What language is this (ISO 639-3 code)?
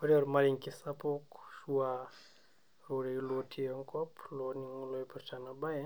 mas